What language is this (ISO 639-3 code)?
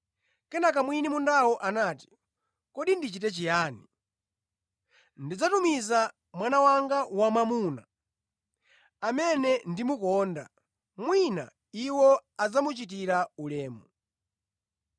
nya